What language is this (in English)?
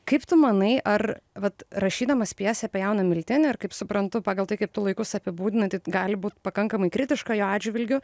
Lithuanian